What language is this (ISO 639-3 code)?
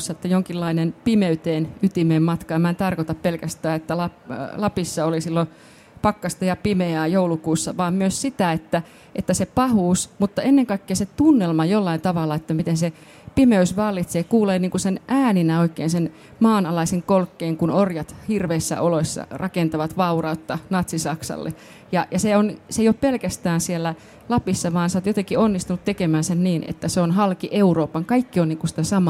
fin